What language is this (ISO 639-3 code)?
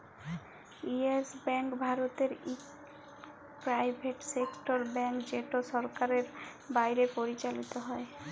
ben